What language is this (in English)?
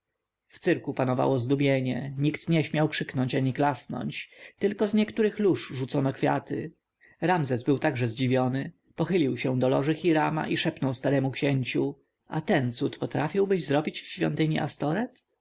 Polish